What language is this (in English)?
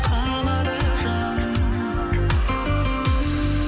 Kazakh